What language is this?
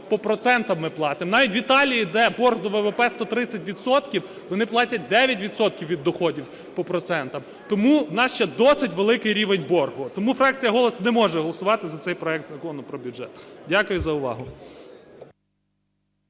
Ukrainian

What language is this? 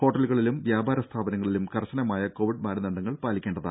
Malayalam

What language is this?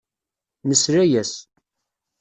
Kabyle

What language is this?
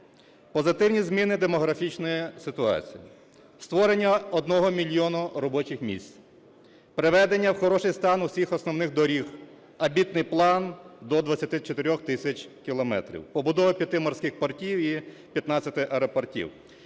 Ukrainian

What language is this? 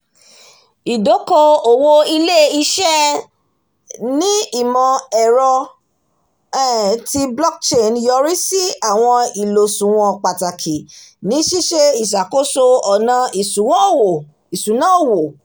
Yoruba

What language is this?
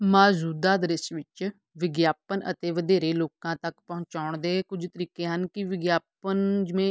Punjabi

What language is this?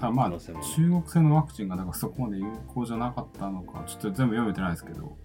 Japanese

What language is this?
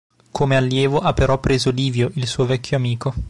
Italian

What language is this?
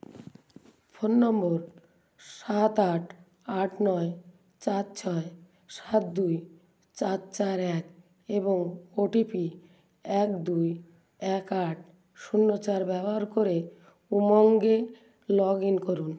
Bangla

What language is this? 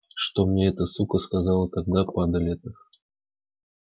Russian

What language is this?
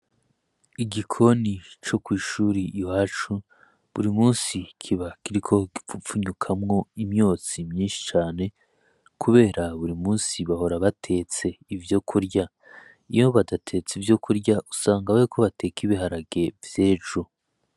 Rundi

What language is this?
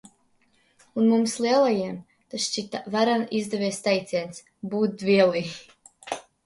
Latvian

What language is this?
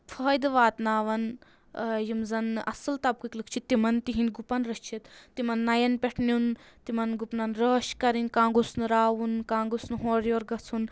Kashmiri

